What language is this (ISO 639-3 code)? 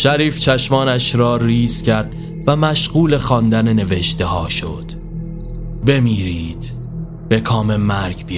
fas